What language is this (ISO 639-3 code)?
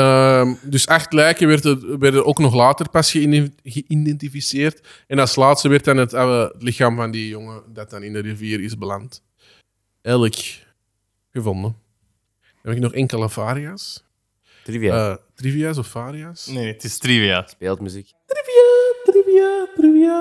nld